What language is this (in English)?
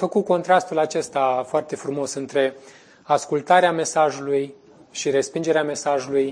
Romanian